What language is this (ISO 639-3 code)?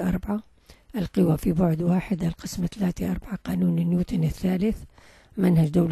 ara